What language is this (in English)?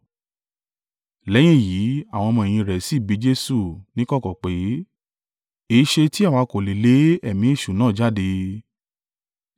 Yoruba